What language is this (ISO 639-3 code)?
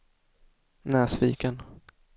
swe